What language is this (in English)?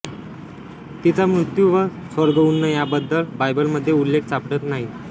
Marathi